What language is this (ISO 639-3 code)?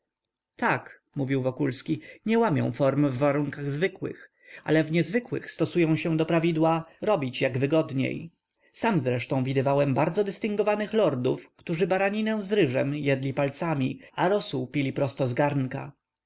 pol